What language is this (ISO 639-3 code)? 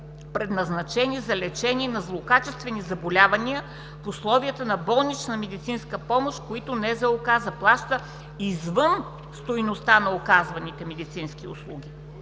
bul